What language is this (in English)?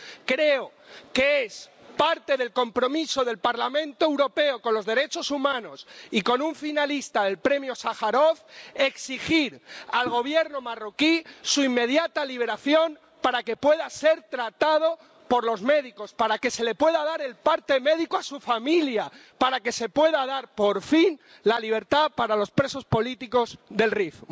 Spanish